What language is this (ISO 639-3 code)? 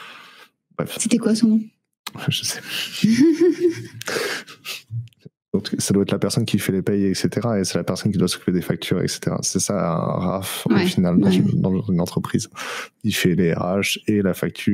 fra